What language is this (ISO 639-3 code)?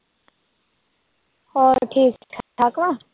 pan